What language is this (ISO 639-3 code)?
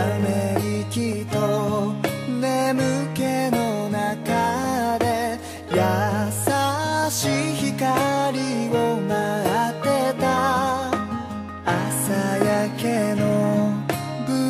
jpn